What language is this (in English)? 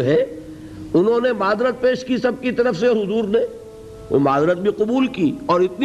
Urdu